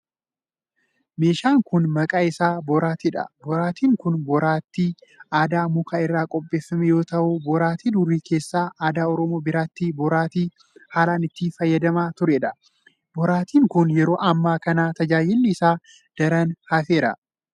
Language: Oromo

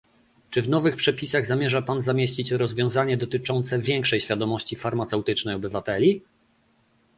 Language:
Polish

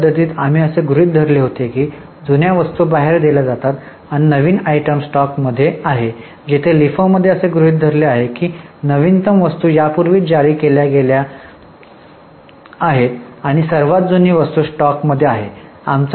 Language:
Marathi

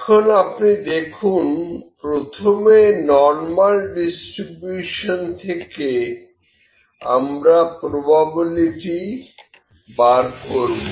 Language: Bangla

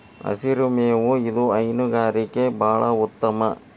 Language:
Kannada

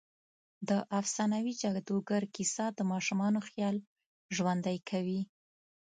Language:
Pashto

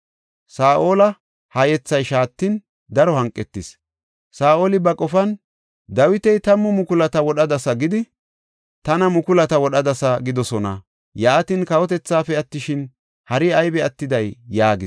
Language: Gofa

